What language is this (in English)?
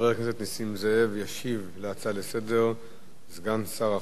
Hebrew